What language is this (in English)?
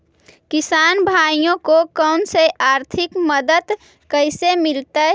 Magahi